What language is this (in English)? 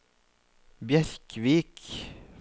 Norwegian